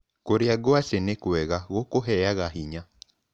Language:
Kikuyu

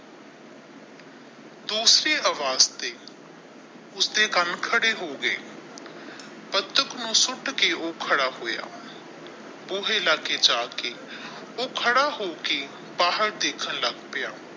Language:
Punjabi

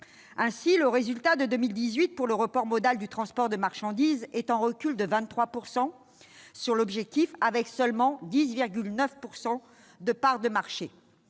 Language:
French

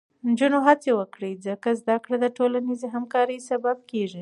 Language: Pashto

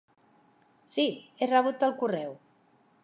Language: Catalan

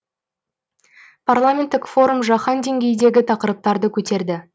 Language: Kazakh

